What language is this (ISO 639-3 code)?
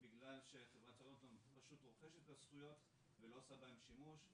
heb